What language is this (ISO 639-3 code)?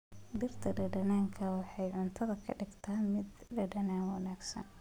som